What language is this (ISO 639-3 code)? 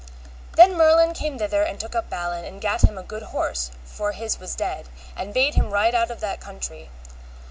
eng